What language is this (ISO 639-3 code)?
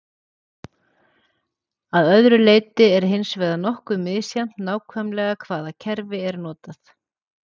isl